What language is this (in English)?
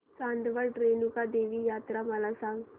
Marathi